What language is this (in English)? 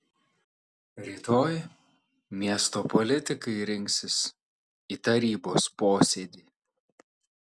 Lithuanian